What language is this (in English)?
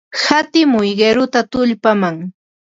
Ambo-Pasco Quechua